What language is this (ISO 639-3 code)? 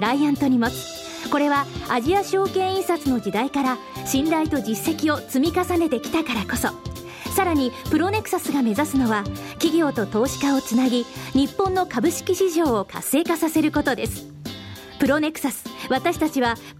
jpn